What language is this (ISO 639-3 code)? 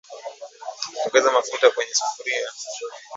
swa